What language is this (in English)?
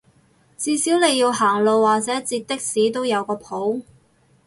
Cantonese